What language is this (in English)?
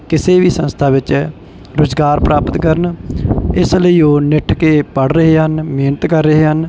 Punjabi